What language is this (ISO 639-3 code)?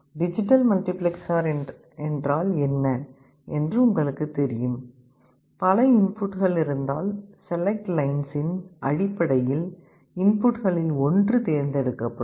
tam